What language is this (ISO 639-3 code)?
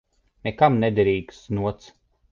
lav